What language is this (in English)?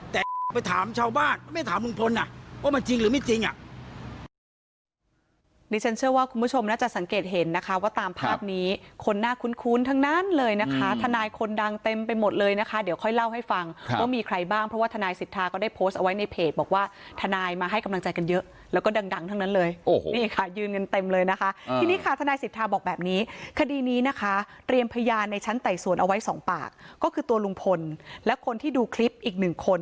Thai